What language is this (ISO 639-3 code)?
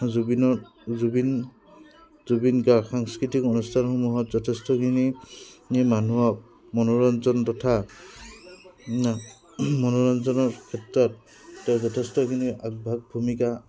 asm